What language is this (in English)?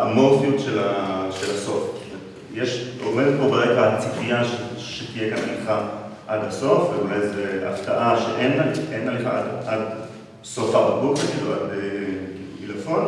Hebrew